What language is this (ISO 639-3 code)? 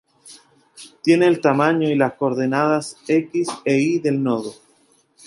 spa